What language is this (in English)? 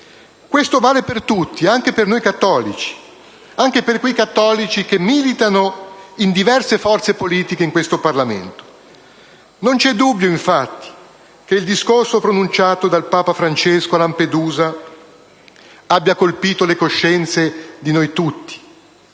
Italian